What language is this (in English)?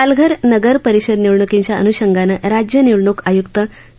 Marathi